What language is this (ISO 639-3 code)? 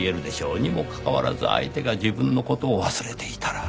jpn